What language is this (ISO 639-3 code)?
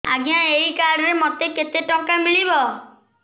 ori